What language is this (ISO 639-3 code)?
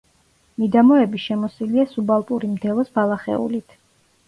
kat